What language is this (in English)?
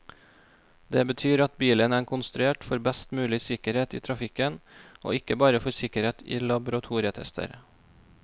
Norwegian